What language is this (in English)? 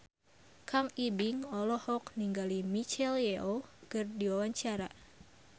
Sundanese